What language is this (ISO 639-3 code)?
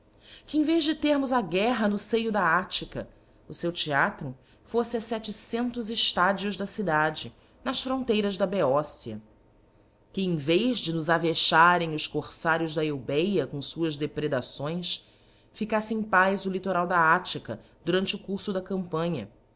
por